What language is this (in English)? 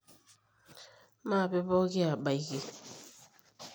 Masai